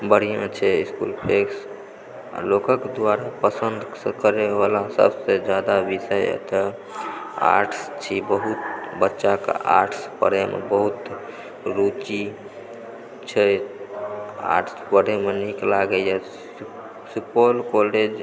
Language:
Maithili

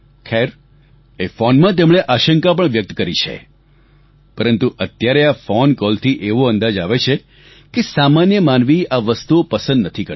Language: Gujarati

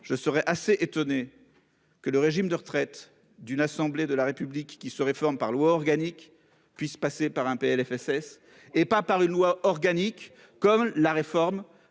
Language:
French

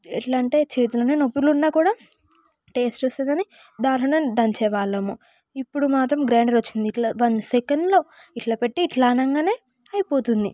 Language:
Telugu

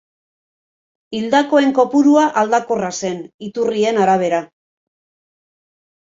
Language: Basque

